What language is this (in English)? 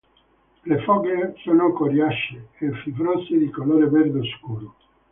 Italian